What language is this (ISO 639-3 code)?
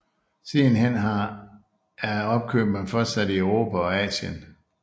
dan